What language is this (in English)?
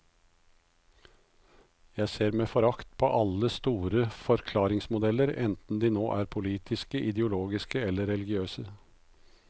Norwegian